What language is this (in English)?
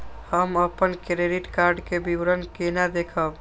Maithili